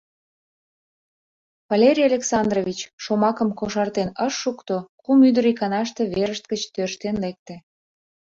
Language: Mari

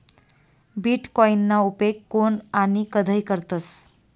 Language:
Marathi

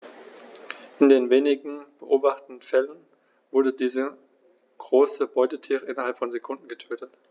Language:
German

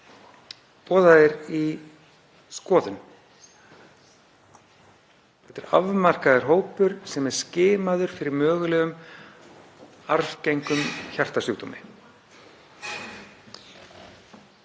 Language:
Icelandic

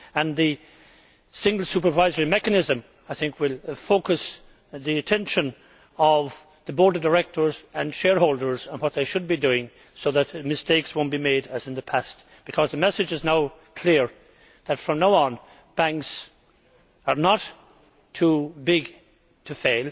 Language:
English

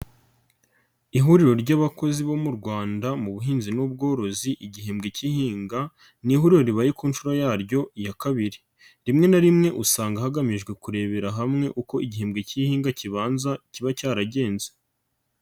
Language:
Kinyarwanda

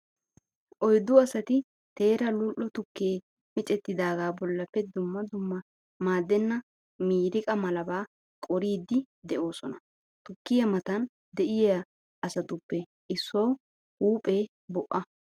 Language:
Wolaytta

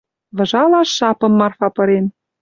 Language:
Western Mari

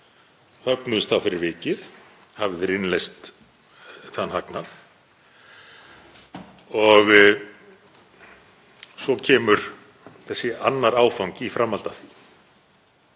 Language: Icelandic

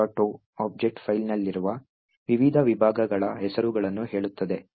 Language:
Kannada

